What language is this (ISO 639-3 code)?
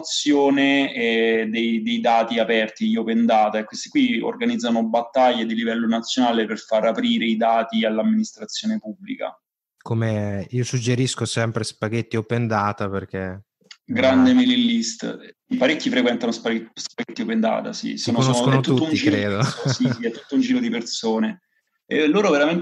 ita